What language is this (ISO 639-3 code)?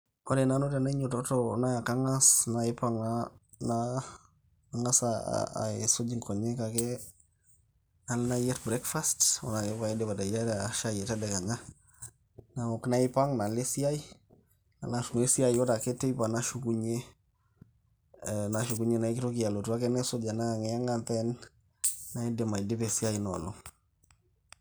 mas